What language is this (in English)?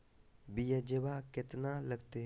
Magahi